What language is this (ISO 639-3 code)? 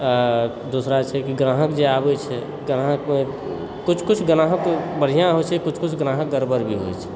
mai